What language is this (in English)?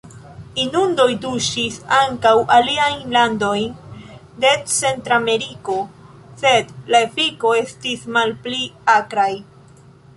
Esperanto